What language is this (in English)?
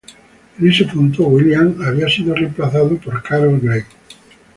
Spanish